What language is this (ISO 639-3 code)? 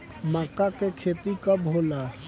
bho